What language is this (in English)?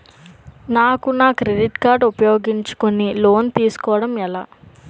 Telugu